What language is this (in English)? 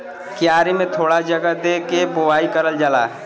Bhojpuri